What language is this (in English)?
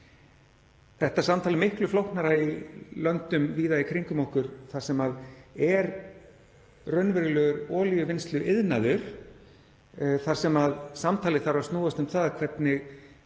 Icelandic